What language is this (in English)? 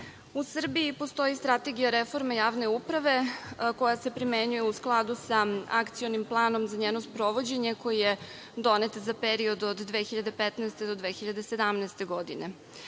Serbian